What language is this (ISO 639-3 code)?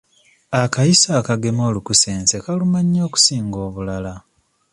lug